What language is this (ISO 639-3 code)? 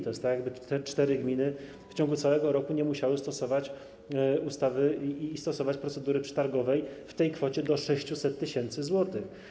pol